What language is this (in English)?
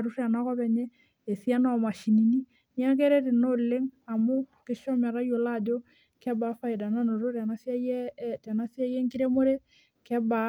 Masai